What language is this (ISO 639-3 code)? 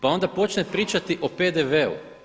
hrv